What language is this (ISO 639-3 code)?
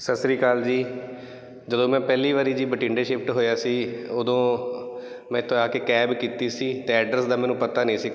pan